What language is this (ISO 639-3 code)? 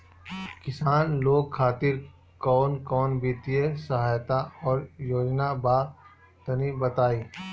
bho